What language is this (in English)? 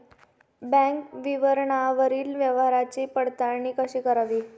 Marathi